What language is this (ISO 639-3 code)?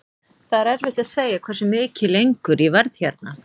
isl